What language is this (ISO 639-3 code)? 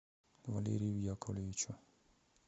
rus